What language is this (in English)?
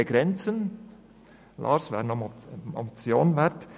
Swiss German